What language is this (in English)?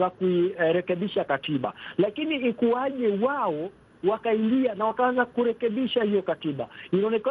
Swahili